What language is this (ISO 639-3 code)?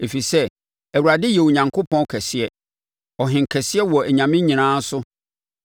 aka